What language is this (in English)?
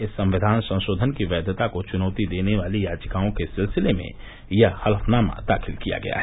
Hindi